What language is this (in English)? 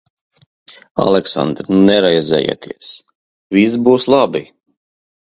Latvian